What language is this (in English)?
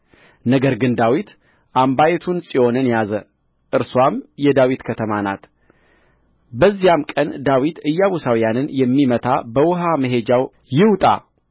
Amharic